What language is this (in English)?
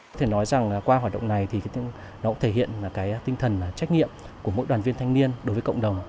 Vietnamese